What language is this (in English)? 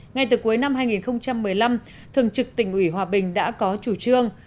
Vietnamese